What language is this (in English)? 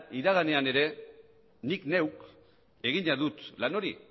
Basque